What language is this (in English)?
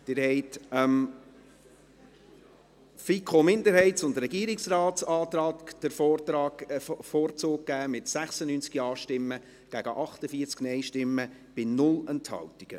Swiss German